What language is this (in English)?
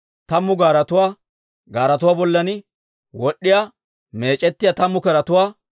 Dawro